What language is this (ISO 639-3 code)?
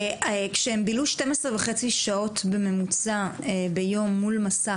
heb